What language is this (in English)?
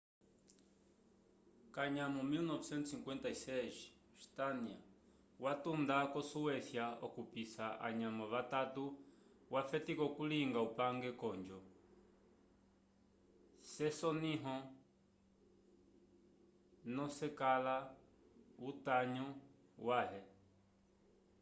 Umbundu